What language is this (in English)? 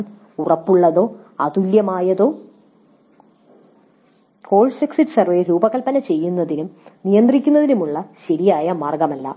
Malayalam